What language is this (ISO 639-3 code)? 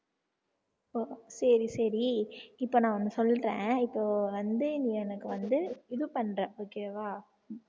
tam